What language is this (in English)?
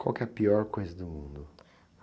Portuguese